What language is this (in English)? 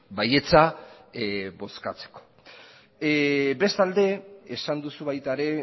Basque